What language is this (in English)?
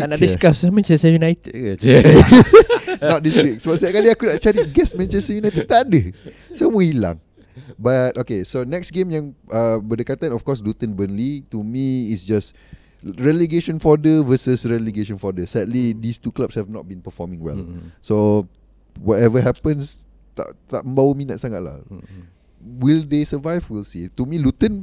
Malay